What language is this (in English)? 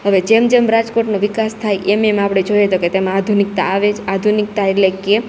Gujarati